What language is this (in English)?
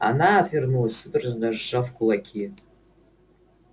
Russian